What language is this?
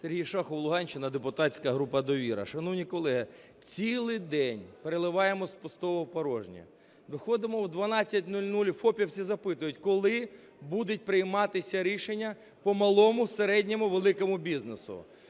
Ukrainian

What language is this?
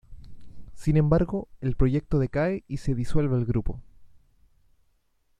Spanish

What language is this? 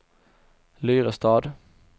Swedish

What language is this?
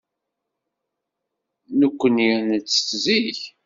Kabyle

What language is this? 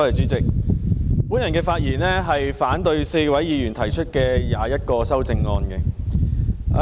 Cantonese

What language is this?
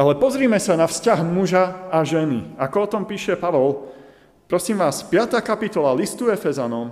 Slovak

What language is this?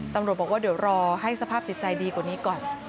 Thai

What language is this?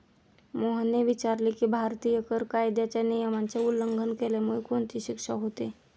Marathi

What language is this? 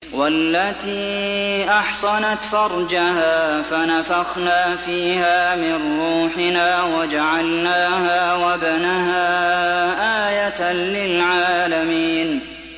Arabic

